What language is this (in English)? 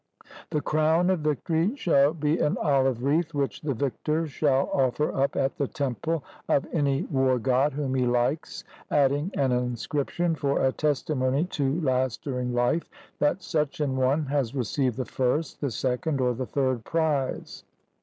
English